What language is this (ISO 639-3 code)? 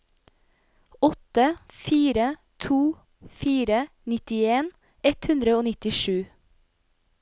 nor